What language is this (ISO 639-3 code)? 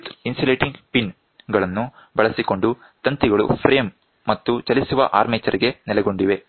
kan